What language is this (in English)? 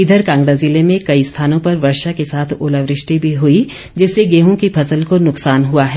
Hindi